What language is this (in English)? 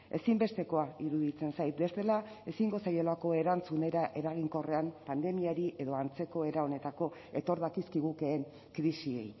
Basque